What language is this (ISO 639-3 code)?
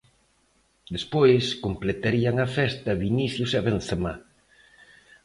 glg